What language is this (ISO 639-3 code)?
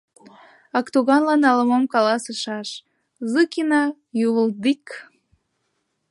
chm